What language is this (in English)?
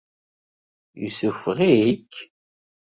Kabyle